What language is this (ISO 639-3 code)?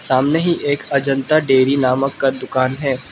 hin